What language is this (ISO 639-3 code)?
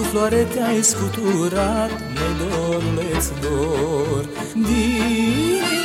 ron